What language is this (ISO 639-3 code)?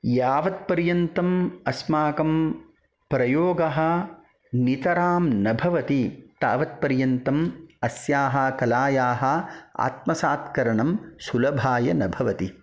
san